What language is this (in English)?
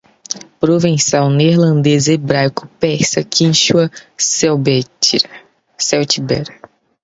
Portuguese